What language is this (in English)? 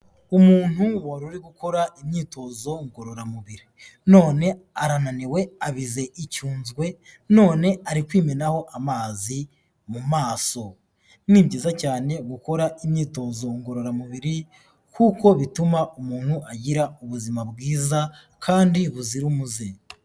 Kinyarwanda